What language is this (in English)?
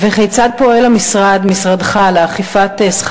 Hebrew